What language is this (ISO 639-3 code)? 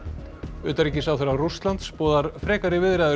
isl